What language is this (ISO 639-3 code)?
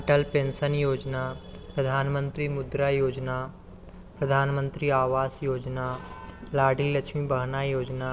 hin